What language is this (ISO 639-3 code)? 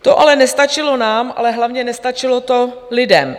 ces